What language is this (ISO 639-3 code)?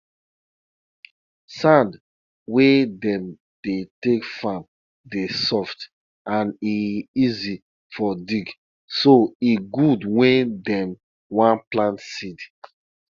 pcm